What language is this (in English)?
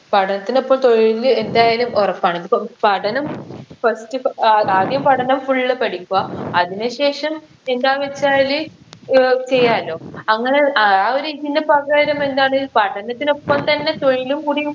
Malayalam